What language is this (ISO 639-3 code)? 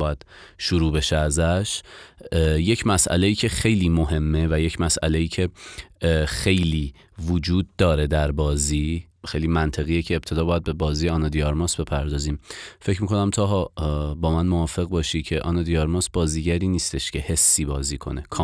fas